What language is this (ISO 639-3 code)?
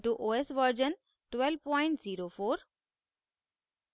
hin